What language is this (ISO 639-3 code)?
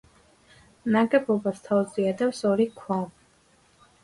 kat